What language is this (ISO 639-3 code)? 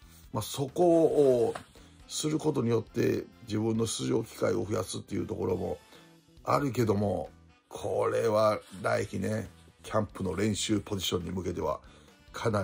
jpn